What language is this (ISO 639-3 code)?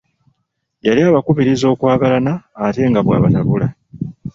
lug